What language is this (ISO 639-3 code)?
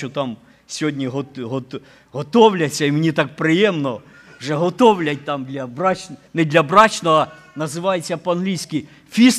ukr